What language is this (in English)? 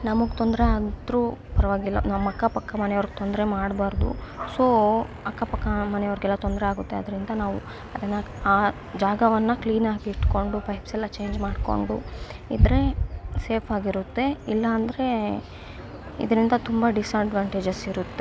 Kannada